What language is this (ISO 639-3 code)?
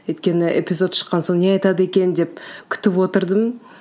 kaz